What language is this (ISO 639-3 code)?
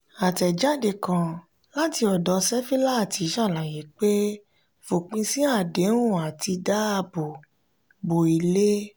yor